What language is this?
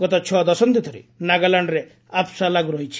Odia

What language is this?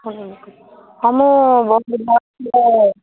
Odia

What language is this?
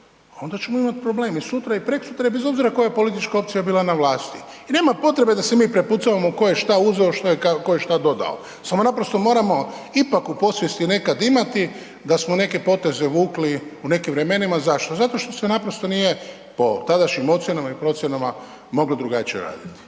Croatian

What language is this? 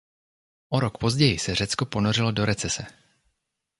Czech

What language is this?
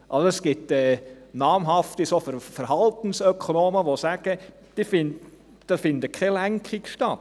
Swiss German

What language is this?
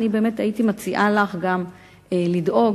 Hebrew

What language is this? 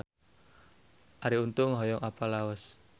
Sundanese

